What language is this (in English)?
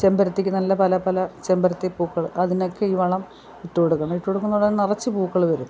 Malayalam